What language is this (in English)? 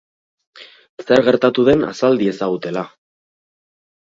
Basque